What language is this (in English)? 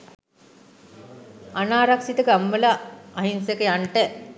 Sinhala